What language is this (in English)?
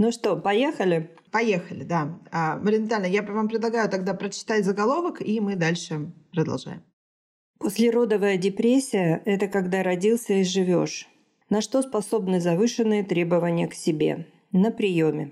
Russian